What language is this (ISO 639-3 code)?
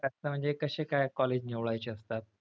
mar